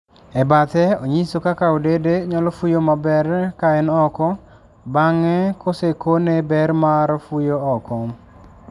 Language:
Luo (Kenya and Tanzania)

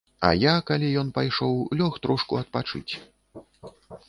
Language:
Belarusian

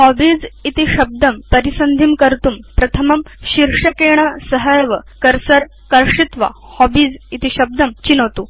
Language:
Sanskrit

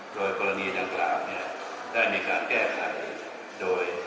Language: Thai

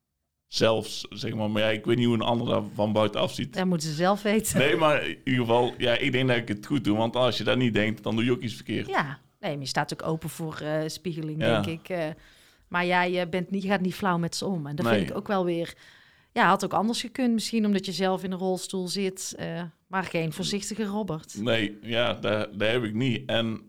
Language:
Dutch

